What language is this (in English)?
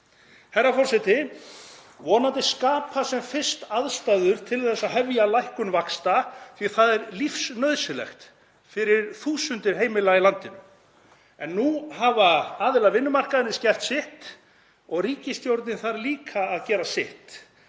Icelandic